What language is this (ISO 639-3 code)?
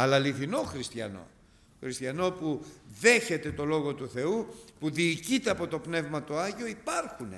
ell